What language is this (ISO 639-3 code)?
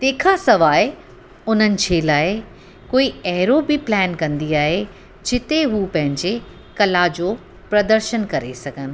snd